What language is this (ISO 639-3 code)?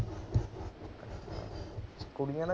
pan